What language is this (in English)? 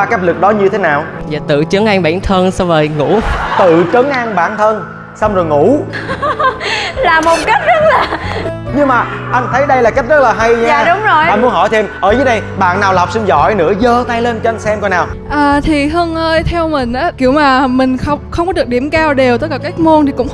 Vietnamese